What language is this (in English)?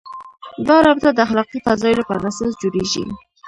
Pashto